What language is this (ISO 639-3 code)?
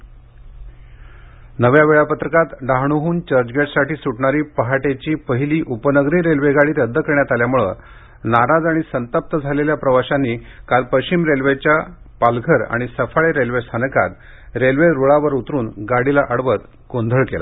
mar